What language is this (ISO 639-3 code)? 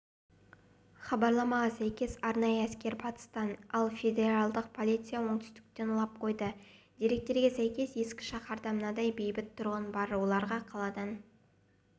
kaz